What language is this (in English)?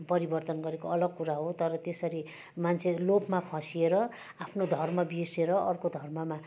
Nepali